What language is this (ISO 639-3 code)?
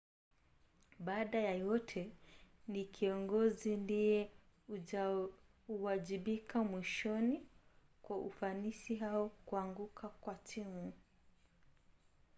swa